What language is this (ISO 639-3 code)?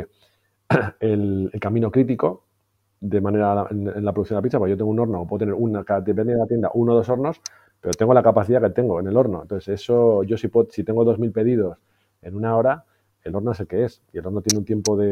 spa